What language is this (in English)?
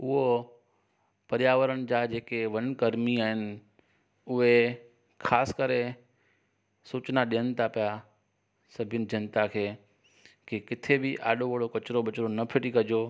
Sindhi